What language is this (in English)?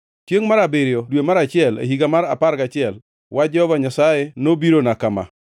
Luo (Kenya and Tanzania)